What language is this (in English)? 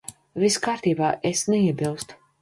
Latvian